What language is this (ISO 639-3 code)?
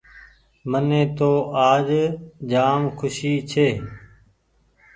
gig